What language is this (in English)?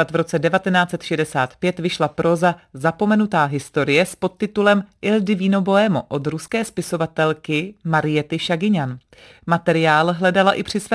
Czech